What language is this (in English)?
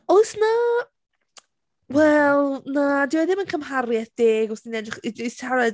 Welsh